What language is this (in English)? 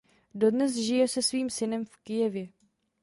Czech